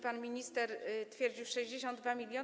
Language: Polish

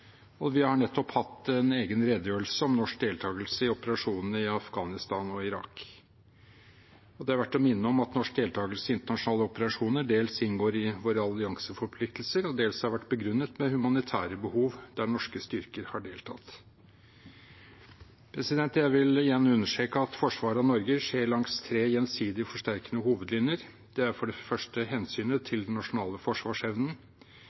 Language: Norwegian Bokmål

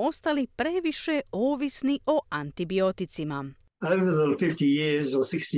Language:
Croatian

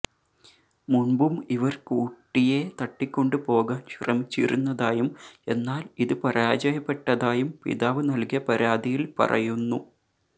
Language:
Malayalam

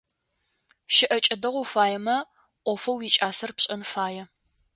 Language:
Adyghe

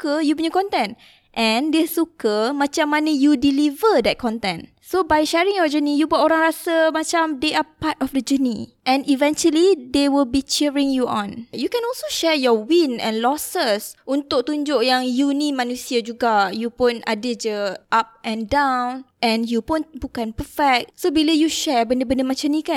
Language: Malay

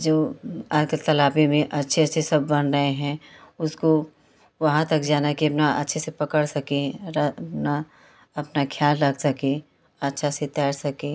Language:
Hindi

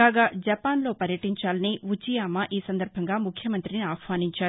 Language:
Telugu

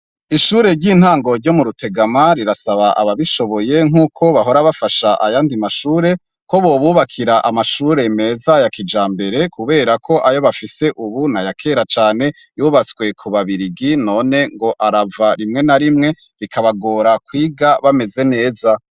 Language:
Rundi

